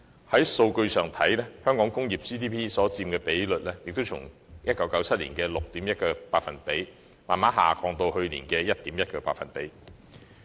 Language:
Cantonese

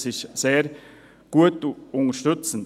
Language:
Swiss German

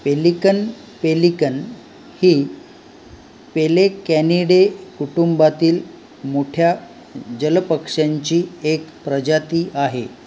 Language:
Marathi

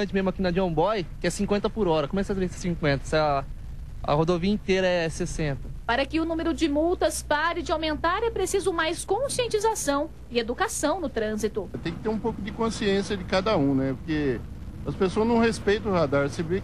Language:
Portuguese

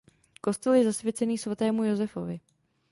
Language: Czech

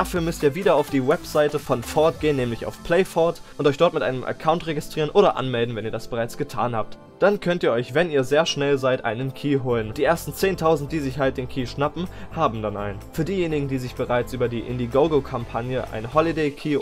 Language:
German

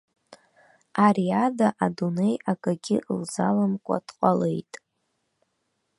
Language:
Abkhazian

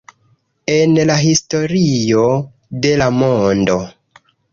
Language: Esperanto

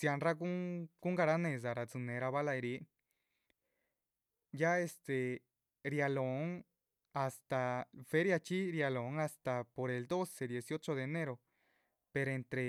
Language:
Chichicapan Zapotec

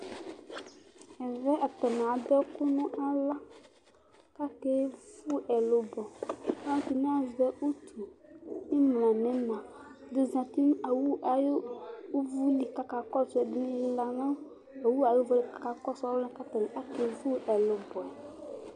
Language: Ikposo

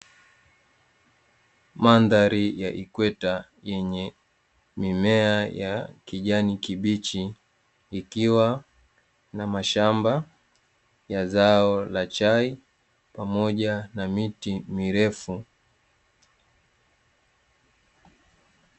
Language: Swahili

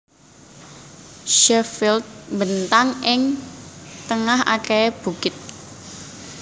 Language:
Javanese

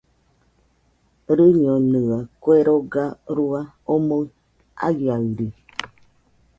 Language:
Nüpode Huitoto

